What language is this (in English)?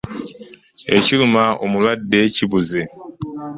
Ganda